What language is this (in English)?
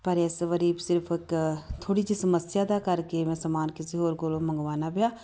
Punjabi